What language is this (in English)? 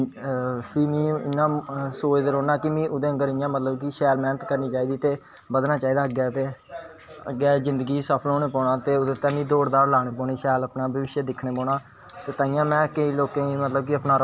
Dogri